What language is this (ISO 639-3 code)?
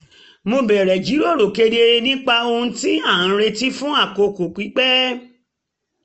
yor